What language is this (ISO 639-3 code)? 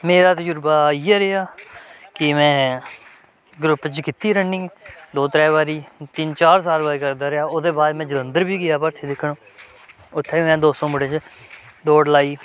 doi